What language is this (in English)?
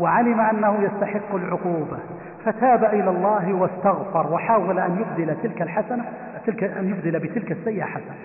Arabic